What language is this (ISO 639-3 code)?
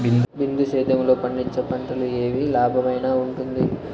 tel